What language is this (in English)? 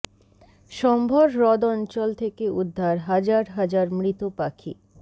Bangla